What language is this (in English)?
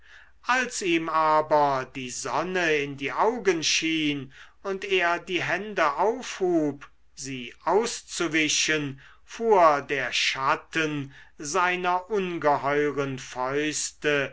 German